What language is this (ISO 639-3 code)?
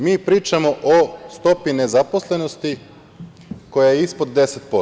srp